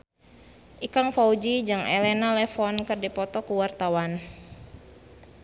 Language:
Sundanese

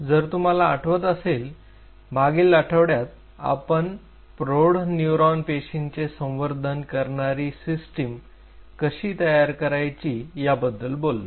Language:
Marathi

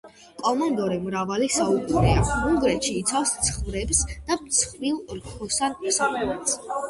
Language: Georgian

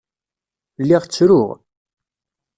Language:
Kabyle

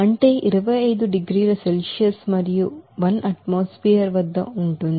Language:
Telugu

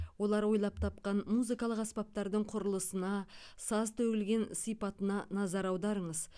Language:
Kazakh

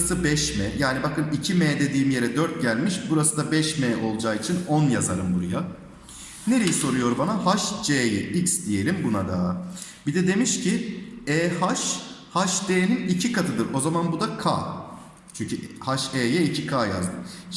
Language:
Turkish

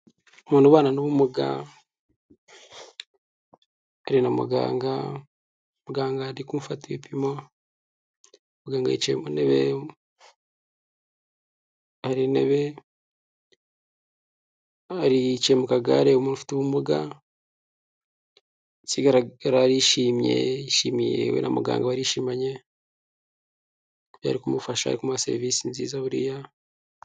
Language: Kinyarwanda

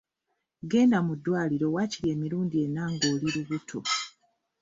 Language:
Ganda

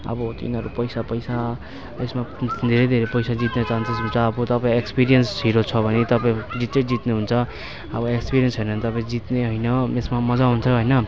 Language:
Nepali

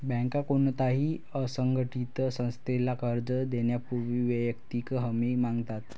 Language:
Marathi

